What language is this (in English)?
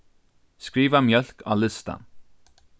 Faroese